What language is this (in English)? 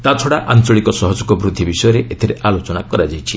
Odia